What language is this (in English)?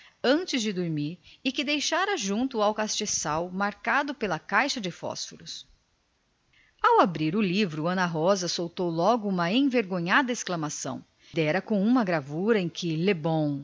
Portuguese